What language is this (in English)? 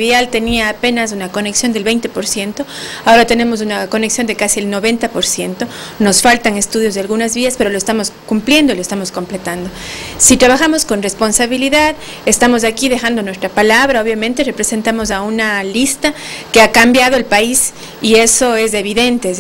Spanish